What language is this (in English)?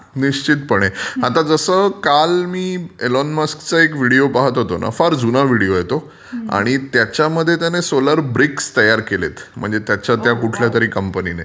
Marathi